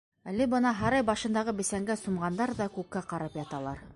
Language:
Bashkir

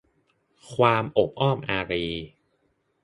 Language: Thai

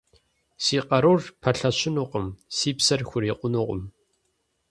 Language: Kabardian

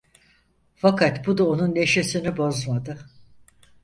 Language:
Turkish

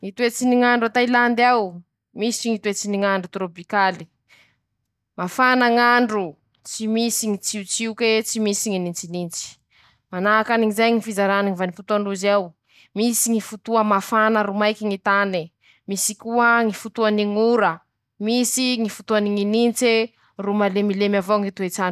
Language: Masikoro Malagasy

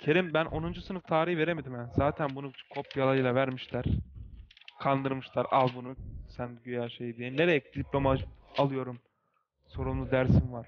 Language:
Turkish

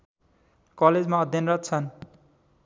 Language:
Nepali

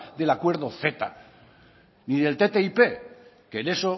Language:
Spanish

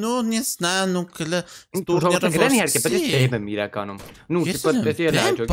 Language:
Romanian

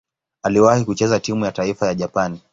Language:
Swahili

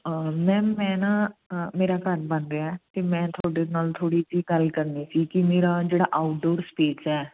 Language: Punjabi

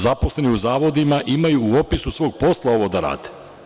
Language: Serbian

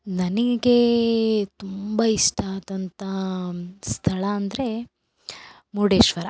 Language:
Kannada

